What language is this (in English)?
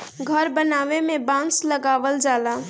Bhojpuri